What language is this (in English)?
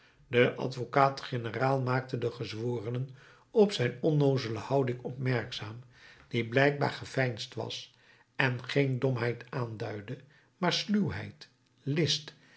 Dutch